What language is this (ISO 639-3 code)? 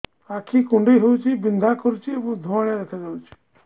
ori